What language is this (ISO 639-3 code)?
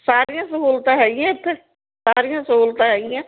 pan